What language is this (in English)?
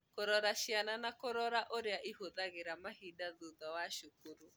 Kikuyu